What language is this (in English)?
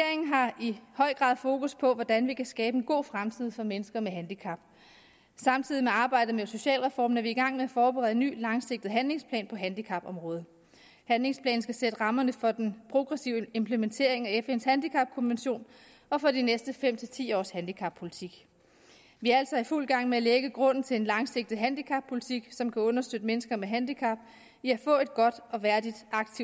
Danish